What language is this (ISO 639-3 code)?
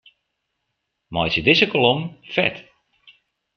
fry